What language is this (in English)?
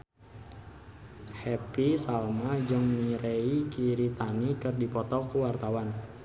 Sundanese